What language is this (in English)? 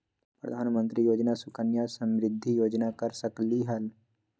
Magahi